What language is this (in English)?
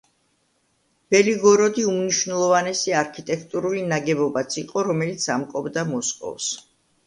Georgian